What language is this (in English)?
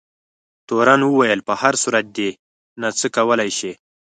Pashto